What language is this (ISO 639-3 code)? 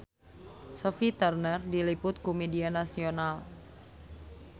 sun